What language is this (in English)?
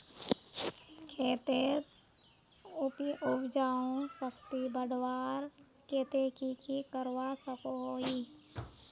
Magahi